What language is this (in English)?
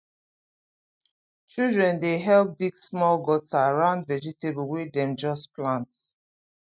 Nigerian Pidgin